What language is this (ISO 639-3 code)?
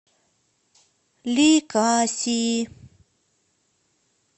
rus